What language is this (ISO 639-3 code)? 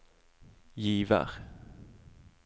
nor